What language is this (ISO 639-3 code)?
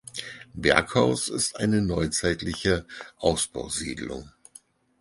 deu